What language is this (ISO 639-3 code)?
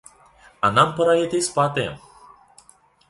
ukr